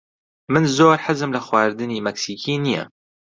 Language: Central Kurdish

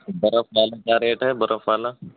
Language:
Urdu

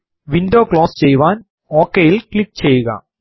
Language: Malayalam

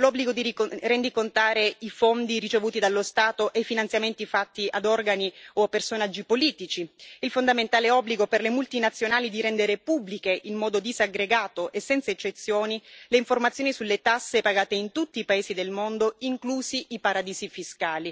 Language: Italian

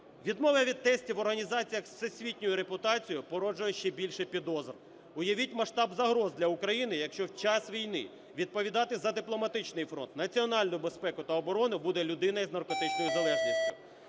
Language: Ukrainian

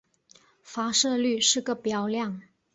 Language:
Chinese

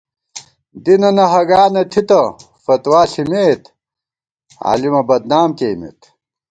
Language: Gawar-Bati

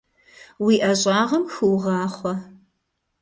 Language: Kabardian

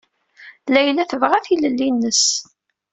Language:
Kabyle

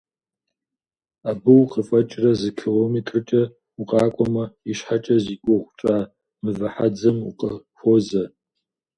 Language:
Kabardian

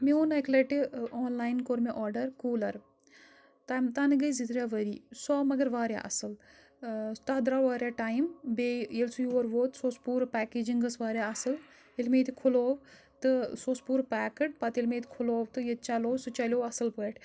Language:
Kashmiri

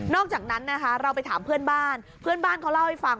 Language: Thai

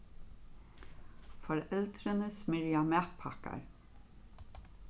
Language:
Faroese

